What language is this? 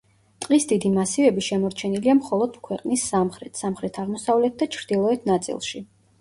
Georgian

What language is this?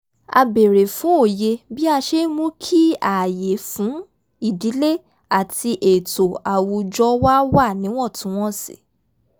Yoruba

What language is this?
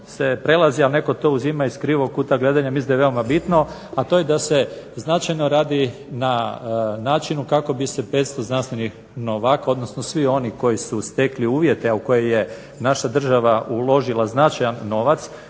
Croatian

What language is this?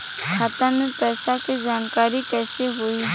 Bhojpuri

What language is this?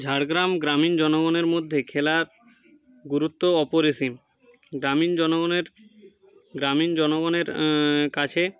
Bangla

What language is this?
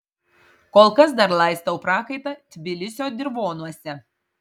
Lithuanian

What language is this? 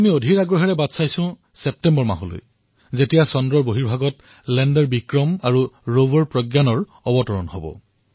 Assamese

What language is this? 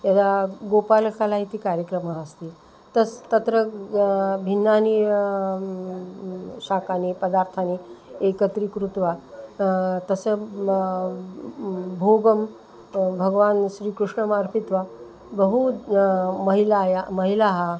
Sanskrit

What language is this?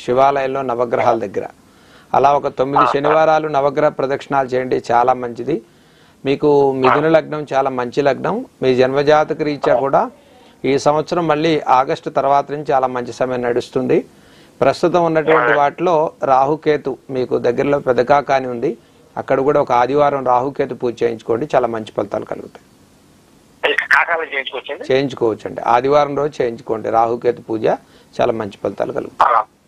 Telugu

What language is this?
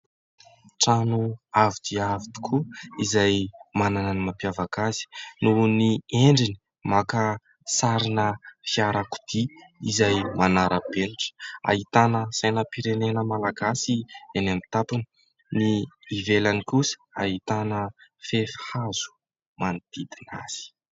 Malagasy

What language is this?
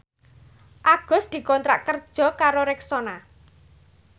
Javanese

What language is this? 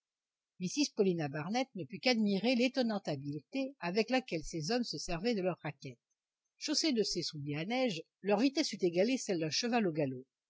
French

